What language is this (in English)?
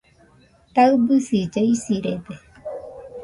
Nüpode Huitoto